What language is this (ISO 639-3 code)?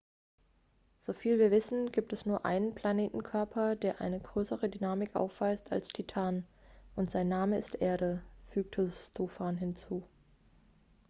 deu